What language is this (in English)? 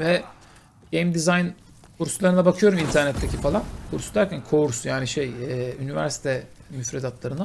Turkish